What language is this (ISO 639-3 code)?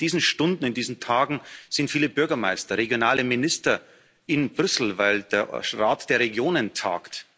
deu